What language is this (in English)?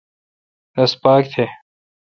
Kalkoti